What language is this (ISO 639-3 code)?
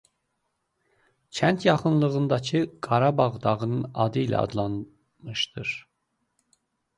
aze